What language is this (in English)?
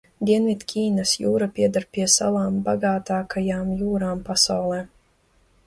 Latvian